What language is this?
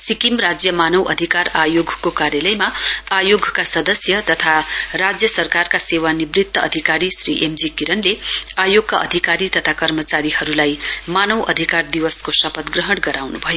Nepali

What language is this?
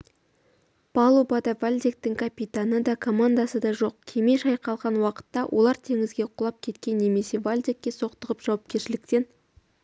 Kazakh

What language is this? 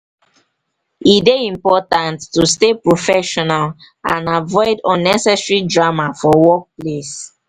Nigerian Pidgin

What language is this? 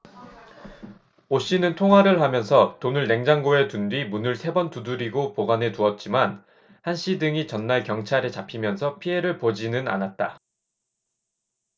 Korean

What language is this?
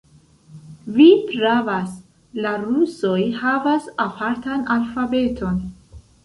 Esperanto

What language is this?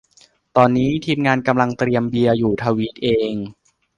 Thai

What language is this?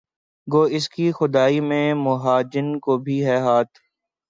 Urdu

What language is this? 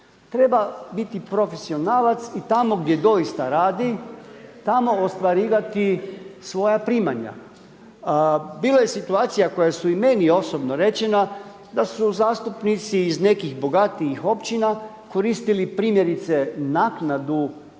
Croatian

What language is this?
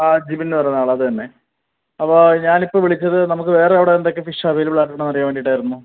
Malayalam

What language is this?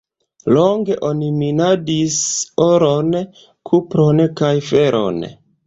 Esperanto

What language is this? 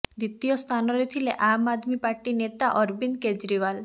Odia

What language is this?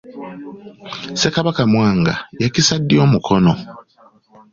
Ganda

